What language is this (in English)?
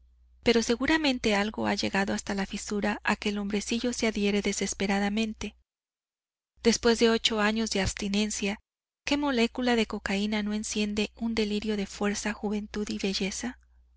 Spanish